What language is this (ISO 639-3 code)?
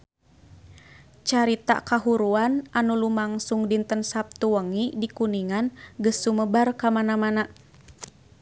sun